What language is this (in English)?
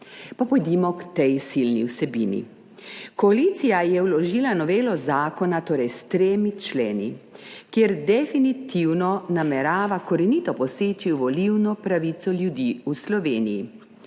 Slovenian